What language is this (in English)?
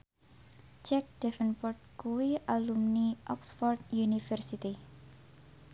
Javanese